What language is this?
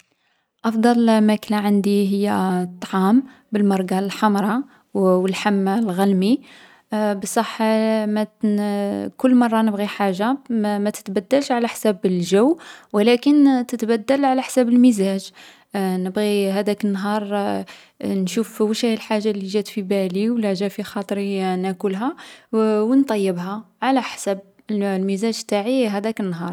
Algerian Arabic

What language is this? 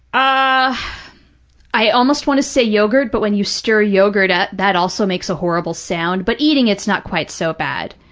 English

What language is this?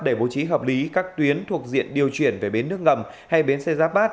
Vietnamese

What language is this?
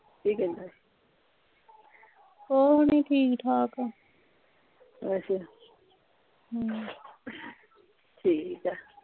Punjabi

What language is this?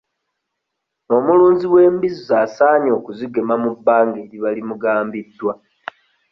Ganda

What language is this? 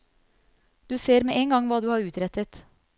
Norwegian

